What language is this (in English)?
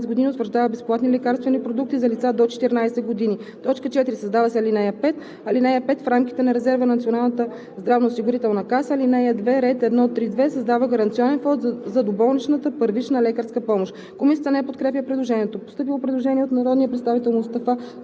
Bulgarian